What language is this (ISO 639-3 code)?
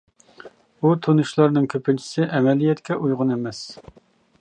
uig